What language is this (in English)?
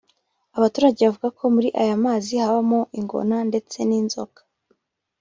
Kinyarwanda